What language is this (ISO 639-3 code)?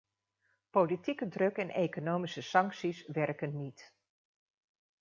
nld